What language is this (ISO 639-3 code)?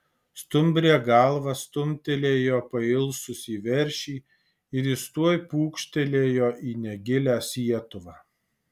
lit